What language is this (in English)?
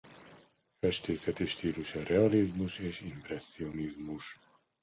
Hungarian